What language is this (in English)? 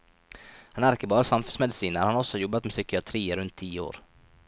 Norwegian